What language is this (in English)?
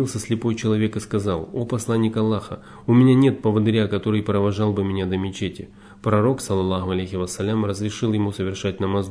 Russian